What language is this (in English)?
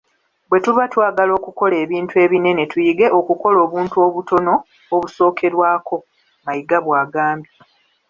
Ganda